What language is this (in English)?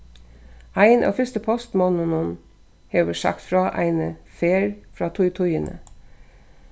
Faroese